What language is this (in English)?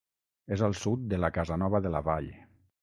Catalan